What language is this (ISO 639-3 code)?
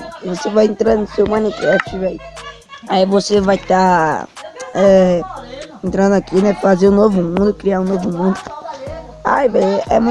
por